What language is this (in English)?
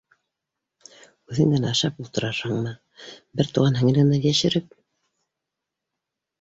Bashkir